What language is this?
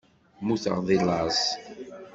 Kabyle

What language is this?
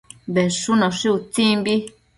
Matsés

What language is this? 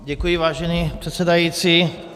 Czech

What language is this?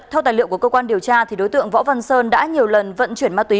Vietnamese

